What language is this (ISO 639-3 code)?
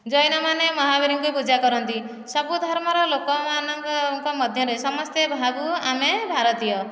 ori